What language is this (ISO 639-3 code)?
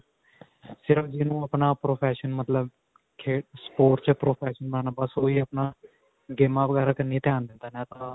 pan